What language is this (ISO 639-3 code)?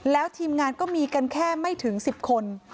tha